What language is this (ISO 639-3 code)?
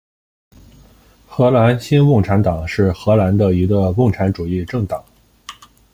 zho